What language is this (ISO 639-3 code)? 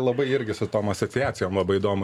lit